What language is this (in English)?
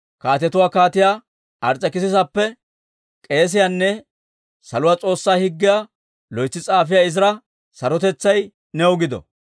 Dawro